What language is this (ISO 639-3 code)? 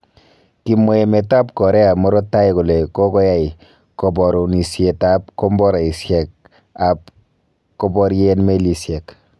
kln